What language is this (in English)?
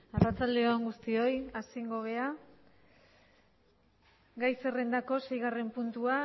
Basque